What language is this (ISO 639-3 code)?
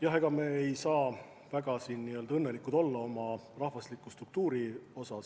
est